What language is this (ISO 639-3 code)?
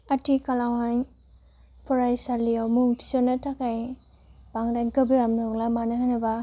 brx